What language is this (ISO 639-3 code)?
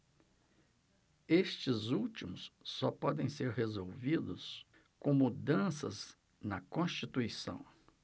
por